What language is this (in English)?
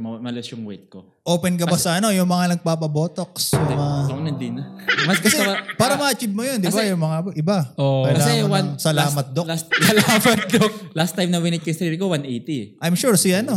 Filipino